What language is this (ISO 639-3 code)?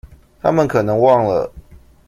zho